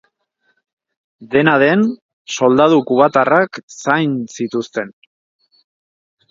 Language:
Basque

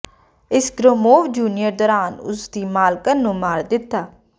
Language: Punjabi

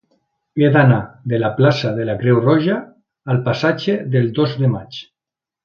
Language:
Catalan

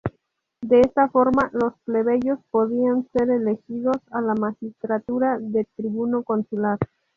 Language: Spanish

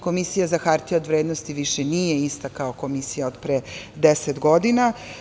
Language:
Serbian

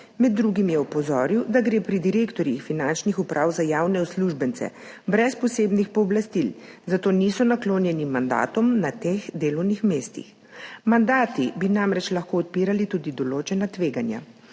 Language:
Slovenian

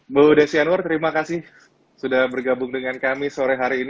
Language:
Indonesian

